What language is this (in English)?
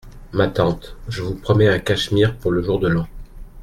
French